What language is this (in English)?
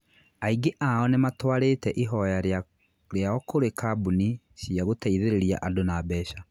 Kikuyu